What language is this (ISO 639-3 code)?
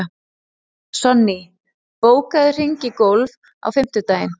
isl